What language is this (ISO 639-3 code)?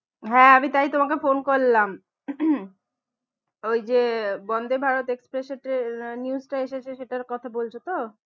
ben